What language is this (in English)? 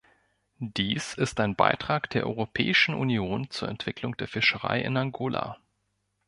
German